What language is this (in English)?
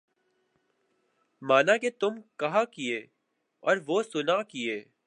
Urdu